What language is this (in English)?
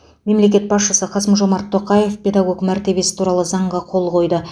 Kazakh